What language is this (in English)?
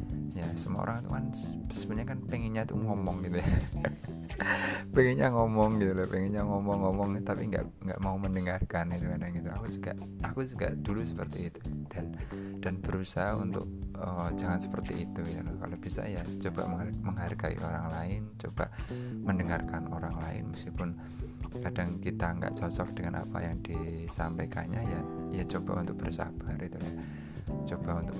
Indonesian